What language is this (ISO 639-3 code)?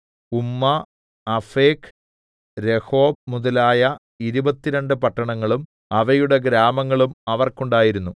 mal